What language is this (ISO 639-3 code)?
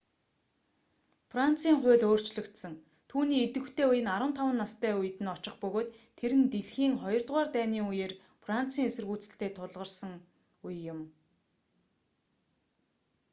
mon